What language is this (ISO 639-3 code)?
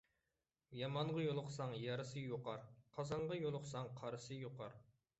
uig